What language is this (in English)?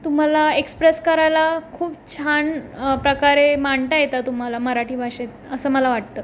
Marathi